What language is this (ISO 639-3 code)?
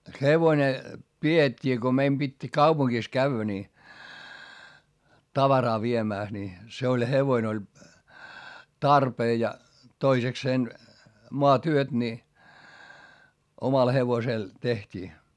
fin